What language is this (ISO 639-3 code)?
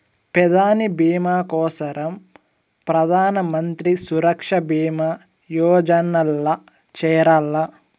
tel